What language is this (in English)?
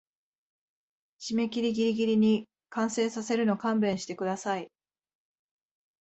Japanese